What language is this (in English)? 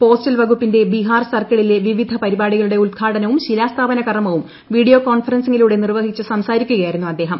Malayalam